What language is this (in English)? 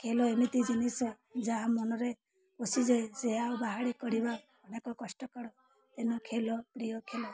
Odia